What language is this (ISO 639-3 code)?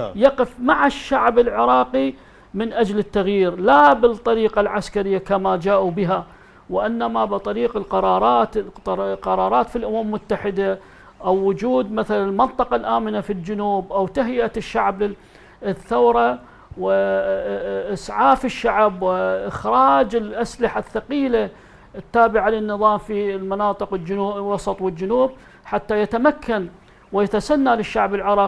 ara